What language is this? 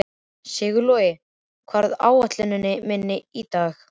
Icelandic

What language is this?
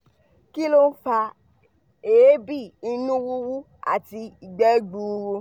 Yoruba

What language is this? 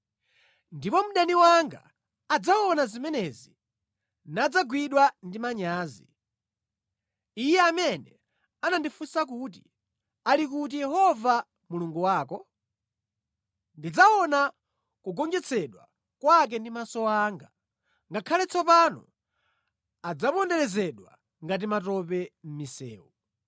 Nyanja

